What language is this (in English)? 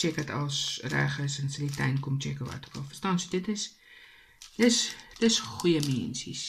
Dutch